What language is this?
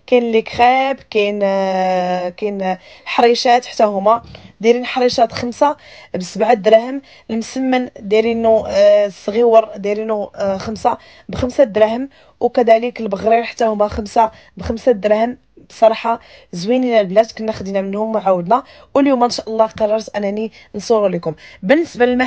Arabic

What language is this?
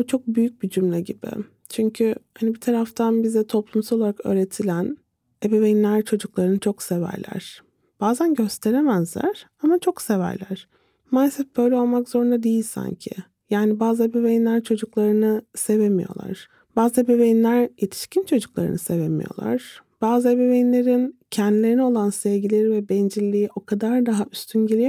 Turkish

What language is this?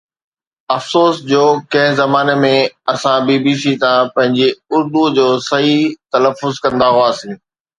Sindhi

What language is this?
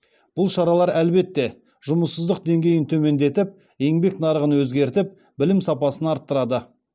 Kazakh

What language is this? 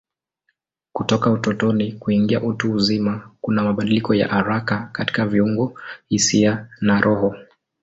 Swahili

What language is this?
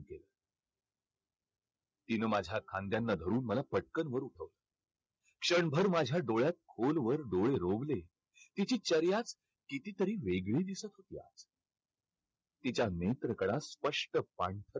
Marathi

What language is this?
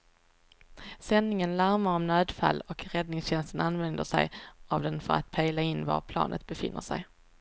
Swedish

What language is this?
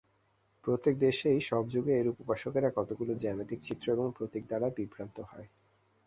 Bangla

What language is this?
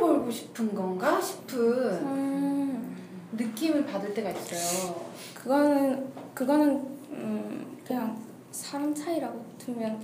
Korean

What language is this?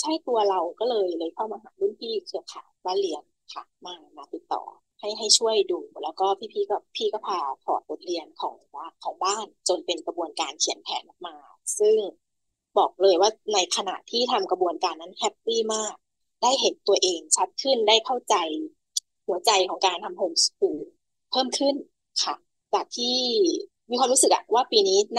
Thai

